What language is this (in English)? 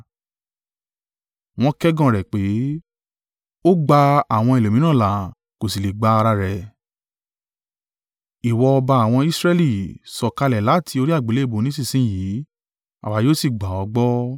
Yoruba